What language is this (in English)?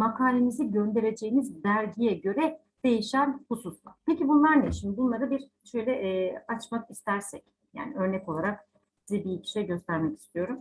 Turkish